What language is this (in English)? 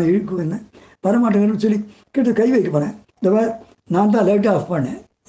Tamil